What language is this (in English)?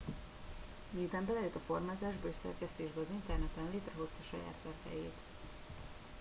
Hungarian